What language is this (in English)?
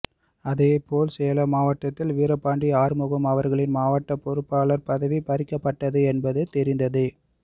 Tamil